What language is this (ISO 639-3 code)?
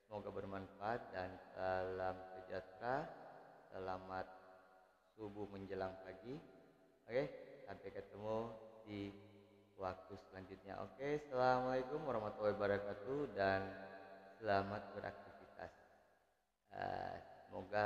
ind